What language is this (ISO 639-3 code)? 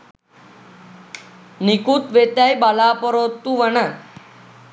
sin